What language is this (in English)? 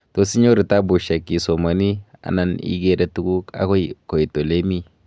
Kalenjin